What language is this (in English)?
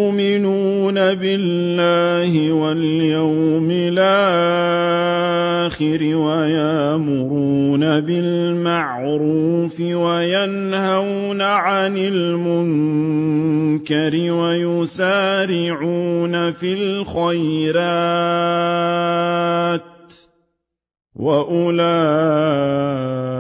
Arabic